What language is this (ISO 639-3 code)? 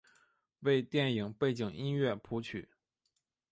zho